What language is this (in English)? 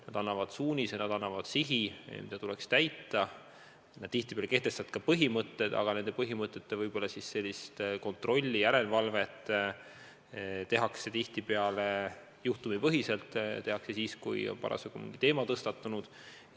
Estonian